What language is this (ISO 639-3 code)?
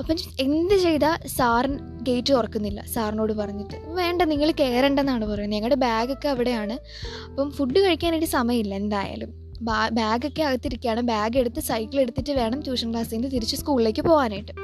mal